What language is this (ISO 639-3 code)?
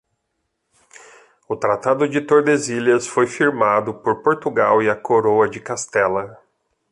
por